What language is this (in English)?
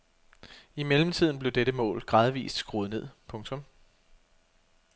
Danish